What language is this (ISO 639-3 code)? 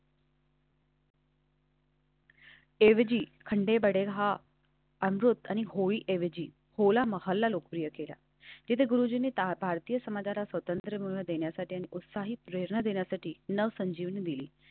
mar